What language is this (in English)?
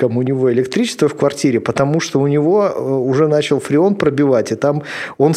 Russian